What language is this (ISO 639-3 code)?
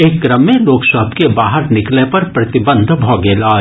mai